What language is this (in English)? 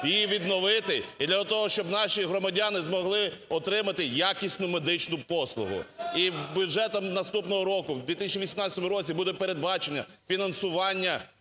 Ukrainian